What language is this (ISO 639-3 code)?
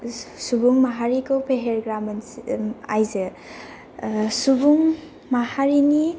brx